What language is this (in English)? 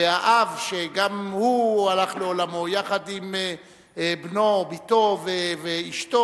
Hebrew